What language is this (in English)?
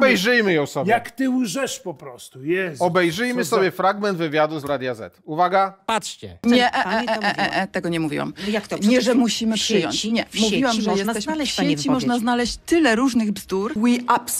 Polish